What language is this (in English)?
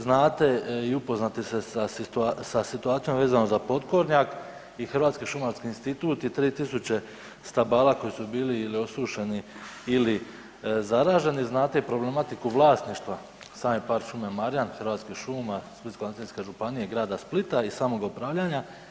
Croatian